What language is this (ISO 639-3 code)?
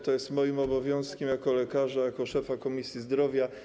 pol